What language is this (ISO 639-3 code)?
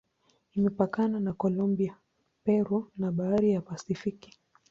swa